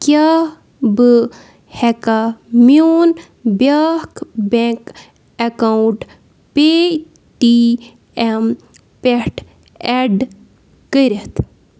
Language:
Kashmiri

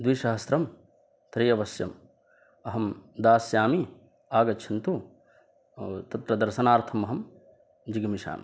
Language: Sanskrit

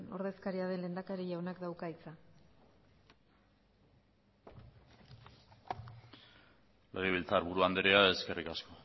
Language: Basque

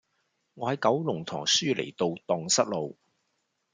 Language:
Cantonese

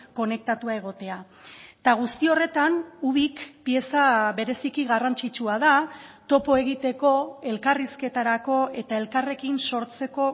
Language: Basque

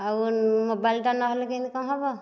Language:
Odia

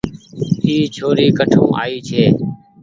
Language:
Goaria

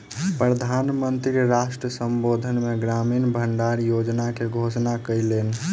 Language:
Maithili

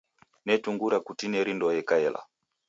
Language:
Taita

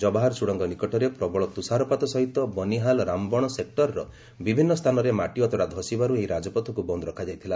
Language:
Odia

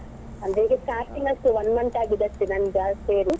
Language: Kannada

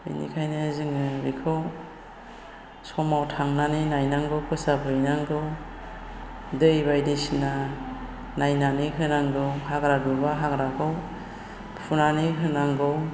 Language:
Bodo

